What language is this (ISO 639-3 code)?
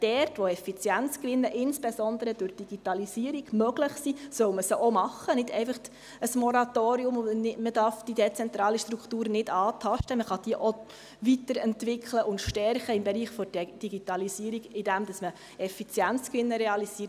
gsw